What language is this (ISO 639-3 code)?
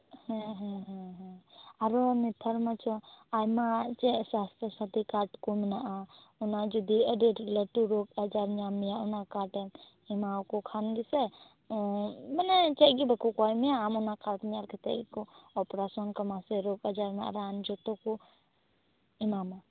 sat